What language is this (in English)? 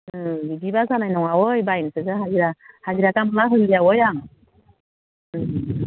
Bodo